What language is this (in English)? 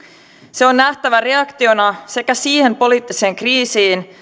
Finnish